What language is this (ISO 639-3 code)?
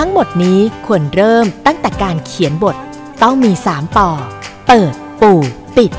tha